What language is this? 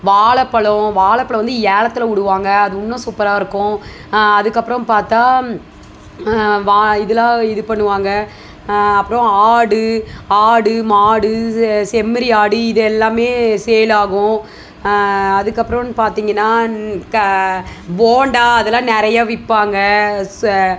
Tamil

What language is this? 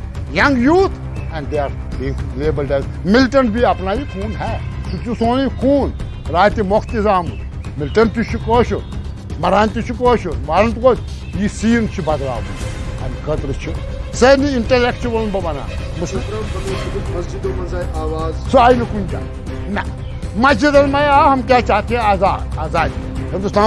Romanian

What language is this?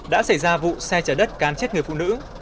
Vietnamese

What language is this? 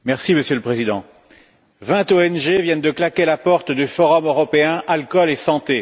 French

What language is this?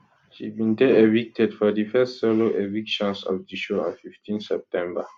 Nigerian Pidgin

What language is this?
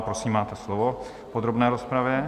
Czech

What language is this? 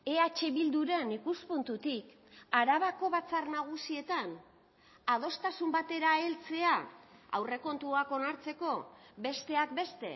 Basque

